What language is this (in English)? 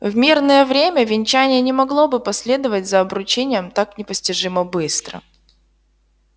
Russian